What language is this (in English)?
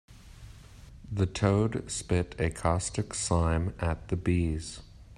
English